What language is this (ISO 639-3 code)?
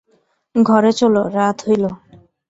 ben